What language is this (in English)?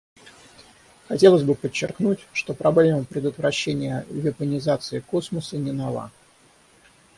Russian